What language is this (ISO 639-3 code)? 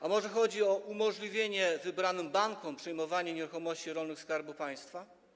pol